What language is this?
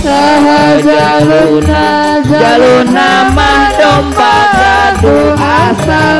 Indonesian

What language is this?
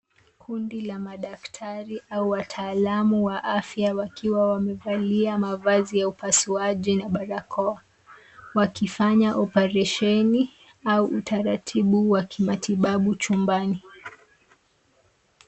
Swahili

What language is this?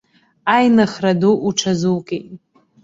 Abkhazian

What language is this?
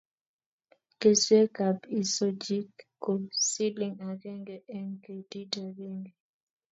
Kalenjin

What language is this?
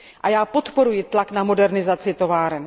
Czech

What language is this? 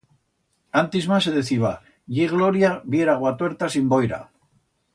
Aragonese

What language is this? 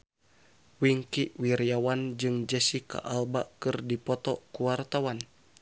Sundanese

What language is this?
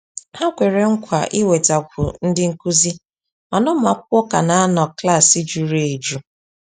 Igbo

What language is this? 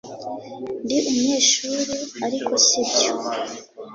Kinyarwanda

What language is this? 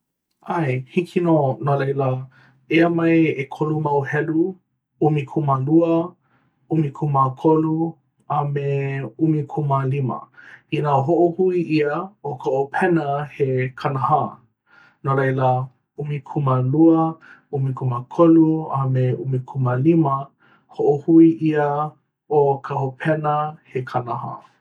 Hawaiian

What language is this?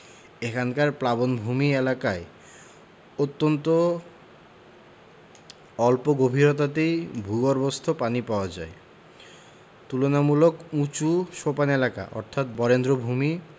Bangla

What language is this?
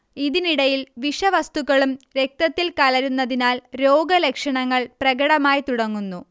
Malayalam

